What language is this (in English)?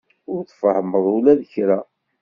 Kabyle